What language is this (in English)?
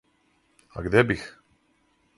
Serbian